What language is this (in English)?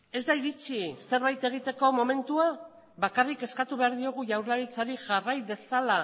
Basque